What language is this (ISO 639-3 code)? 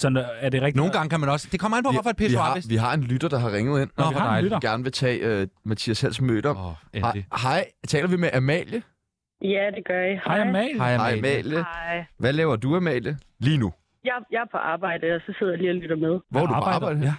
dan